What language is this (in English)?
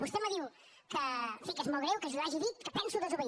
Catalan